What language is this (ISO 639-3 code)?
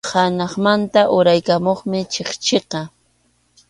qxu